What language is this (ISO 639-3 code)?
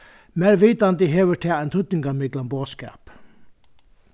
fao